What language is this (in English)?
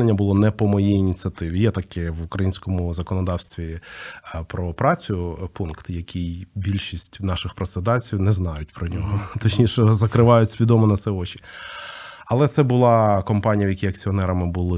Ukrainian